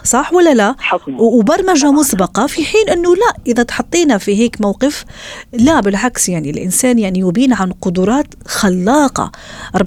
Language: Arabic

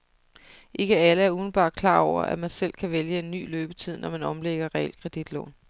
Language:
Danish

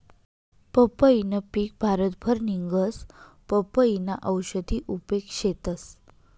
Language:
Marathi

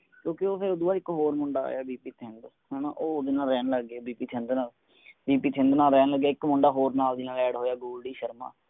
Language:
Punjabi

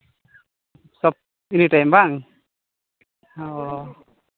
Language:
Santali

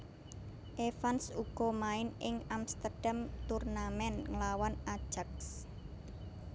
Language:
Javanese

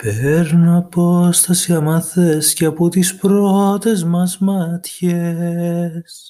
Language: Greek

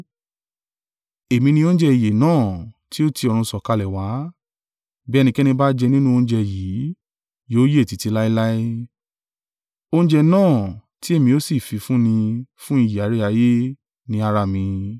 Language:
Yoruba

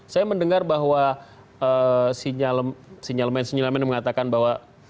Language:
Indonesian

